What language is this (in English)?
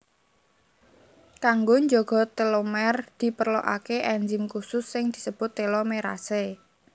Javanese